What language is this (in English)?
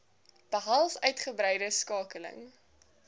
Afrikaans